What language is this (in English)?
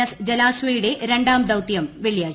Malayalam